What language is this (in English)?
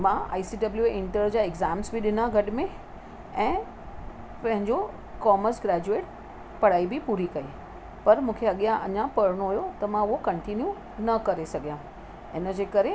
Sindhi